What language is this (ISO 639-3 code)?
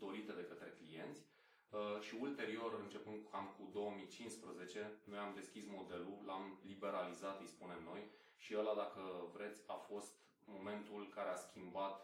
ron